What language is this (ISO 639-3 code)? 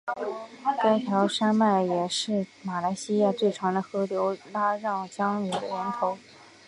zho